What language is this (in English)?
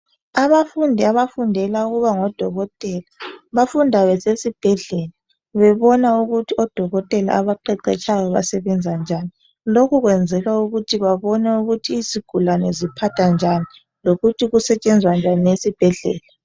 North Ndebele